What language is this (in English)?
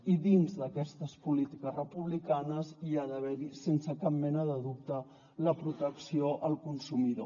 Catalan